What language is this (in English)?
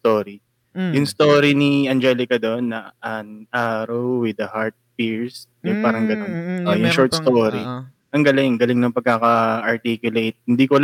Filipino